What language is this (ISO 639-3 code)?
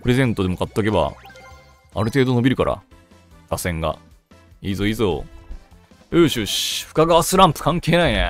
jpn